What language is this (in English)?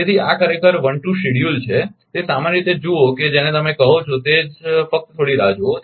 Gujarati